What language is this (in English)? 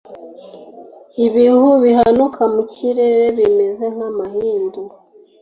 Kinyarwanda